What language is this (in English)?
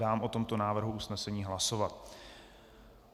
Czech